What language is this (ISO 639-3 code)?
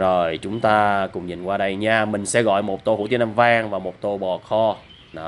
vie